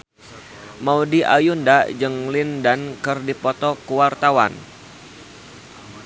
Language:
Sundanese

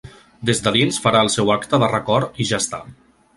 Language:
Catalan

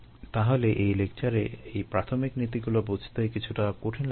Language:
Bangla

